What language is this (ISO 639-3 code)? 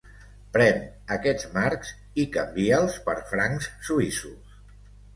cat